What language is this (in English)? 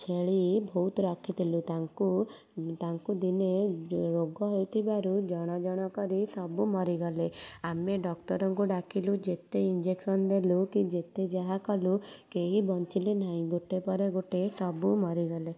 Odia